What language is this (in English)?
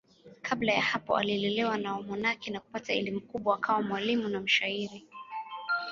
Swahili